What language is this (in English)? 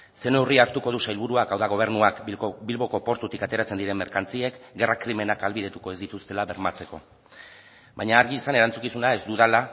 Basque